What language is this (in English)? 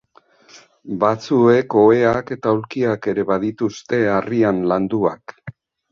Basque